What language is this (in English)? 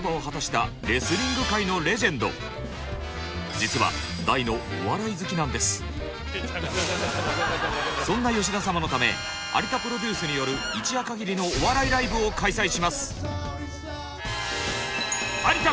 Japanese